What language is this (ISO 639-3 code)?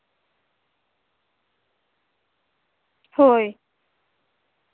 sat